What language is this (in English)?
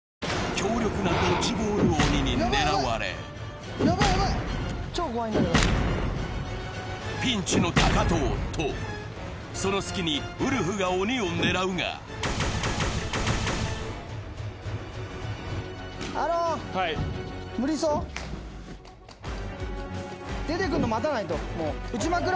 Japanese